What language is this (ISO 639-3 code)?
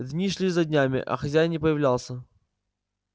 rus